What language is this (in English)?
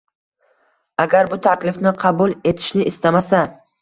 Uzbek